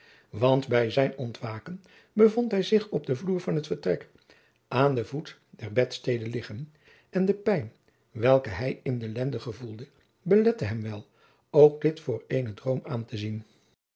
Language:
Dutch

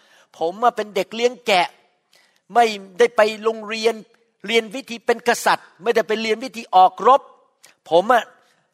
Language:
Thai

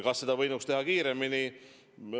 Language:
Estonian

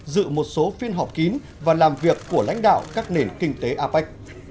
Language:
Vietnamese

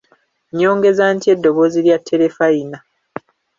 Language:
Ganda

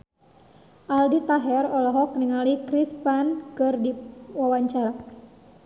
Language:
Sundanese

